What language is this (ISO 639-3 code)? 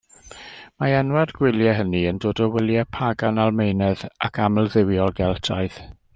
cym